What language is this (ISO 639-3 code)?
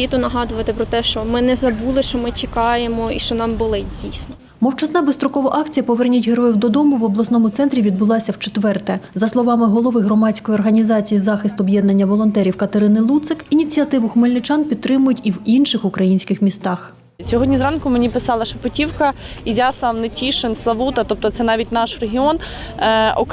ukr